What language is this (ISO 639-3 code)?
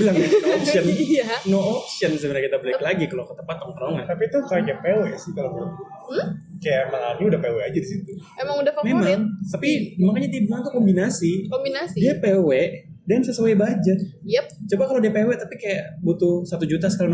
ind